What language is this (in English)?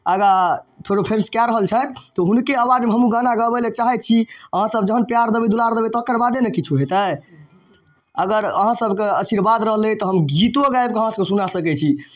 Maithili